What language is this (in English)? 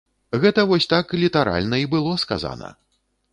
Belarusian